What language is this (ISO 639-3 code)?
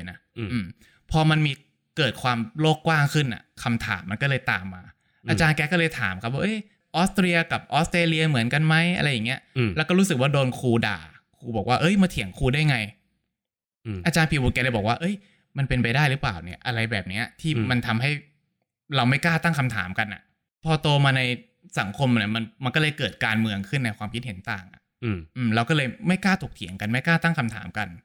tha